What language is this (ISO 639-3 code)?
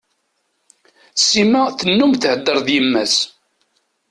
kab